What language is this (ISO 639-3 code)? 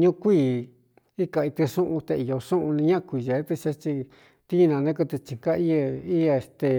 xtu